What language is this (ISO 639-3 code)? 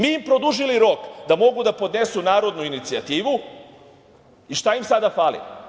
srp